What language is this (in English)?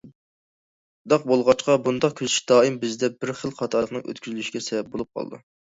Uyghur